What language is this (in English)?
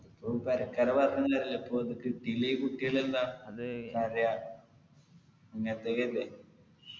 Malayalam